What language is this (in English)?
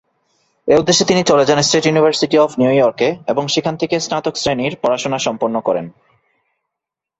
Bangla